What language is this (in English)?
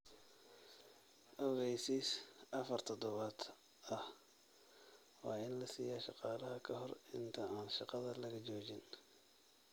Somali